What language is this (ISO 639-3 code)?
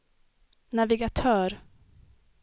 swe